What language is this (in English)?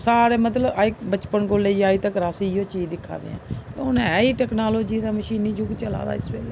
Dogri